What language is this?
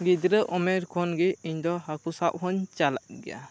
Santali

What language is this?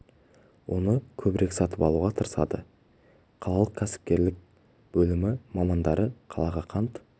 Kazakh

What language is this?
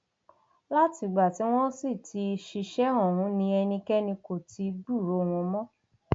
Yoruba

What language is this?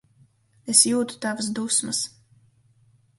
Latvian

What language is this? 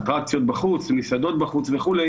Hebrew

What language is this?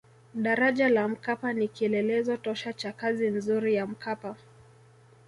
Swahili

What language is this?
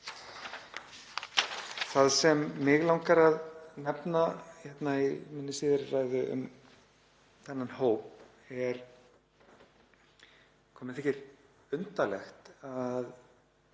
Icelandic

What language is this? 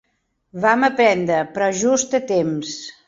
Catalan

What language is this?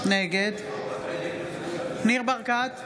Hebrew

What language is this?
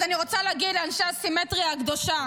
Hebrew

